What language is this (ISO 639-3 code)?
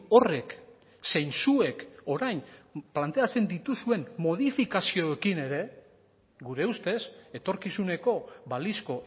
eus